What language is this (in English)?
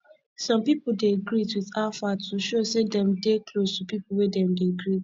Nigerian Pidgin